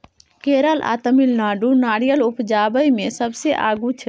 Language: Maithili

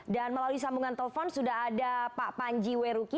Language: Indonesian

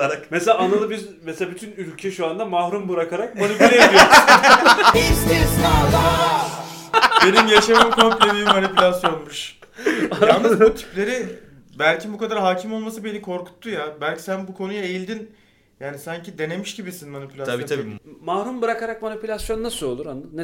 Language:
Turkish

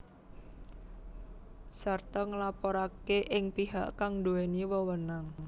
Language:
Javanese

